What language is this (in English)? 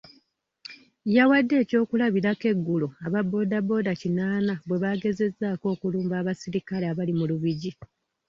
Ganda